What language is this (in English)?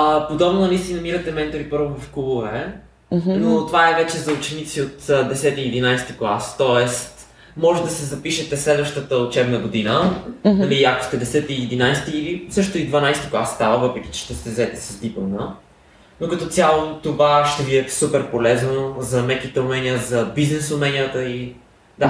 Bulgarian